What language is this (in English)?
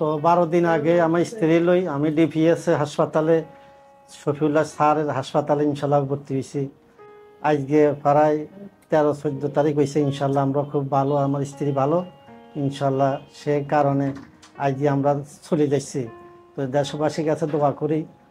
Turkish